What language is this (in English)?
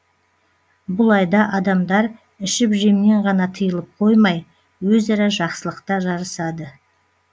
Kazakh